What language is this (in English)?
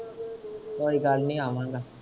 Punjabi